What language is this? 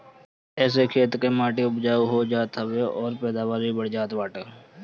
Bhojpuri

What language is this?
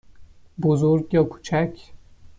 Persian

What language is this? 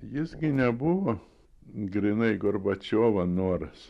Lithuanian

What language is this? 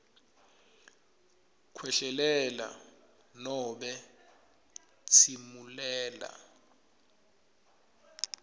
Swati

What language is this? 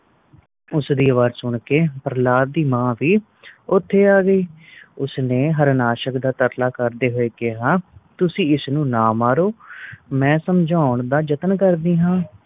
Punjabi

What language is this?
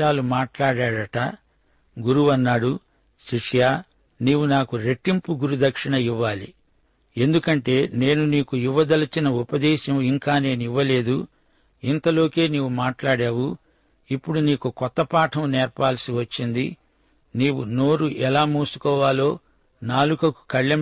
Telugu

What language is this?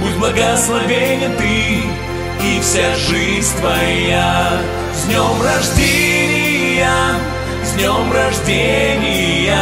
Russian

